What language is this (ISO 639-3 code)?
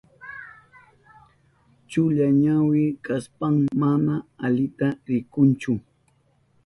qup